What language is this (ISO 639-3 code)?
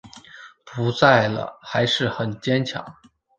zho